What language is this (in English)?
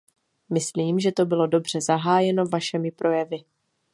Czech